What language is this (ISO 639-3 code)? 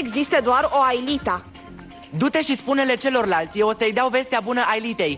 ron